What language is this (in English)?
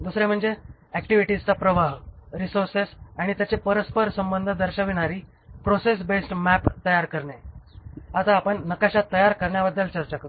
Marathi